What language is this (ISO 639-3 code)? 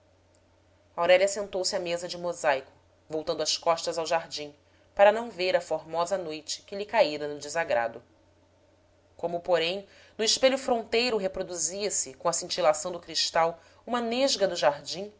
por